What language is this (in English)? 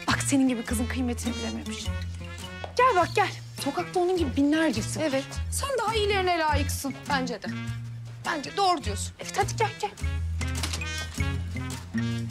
Turkish